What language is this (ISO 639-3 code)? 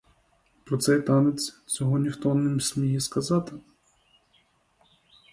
ukr